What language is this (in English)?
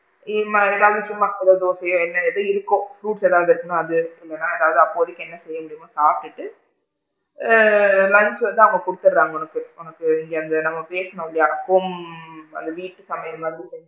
Tamil